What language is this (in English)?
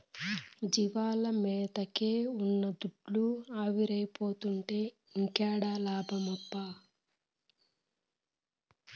Telugu